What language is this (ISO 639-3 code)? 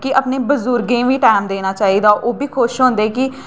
doi